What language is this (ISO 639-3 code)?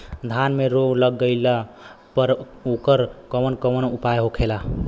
bho